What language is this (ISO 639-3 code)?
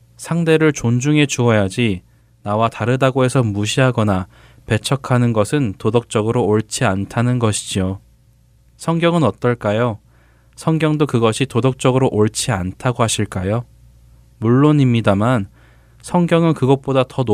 kor